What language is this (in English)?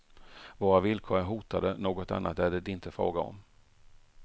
Swedish